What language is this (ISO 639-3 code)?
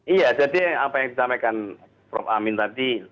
ind